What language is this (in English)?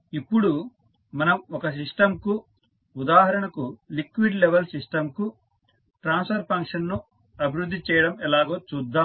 Telugu